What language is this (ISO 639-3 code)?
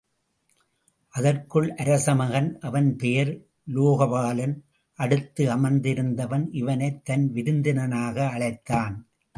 tam